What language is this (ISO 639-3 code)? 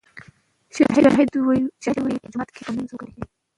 pus